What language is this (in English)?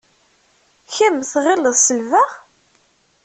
Kabyle